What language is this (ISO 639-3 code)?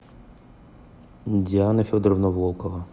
rus